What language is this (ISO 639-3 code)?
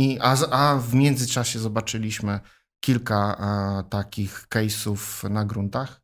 pol